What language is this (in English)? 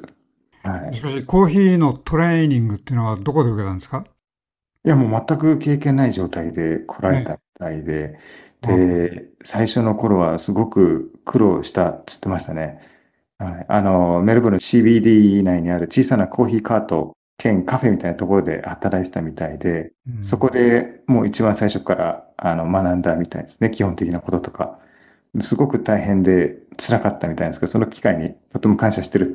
Japanese